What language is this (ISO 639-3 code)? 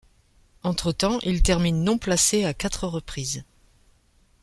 fra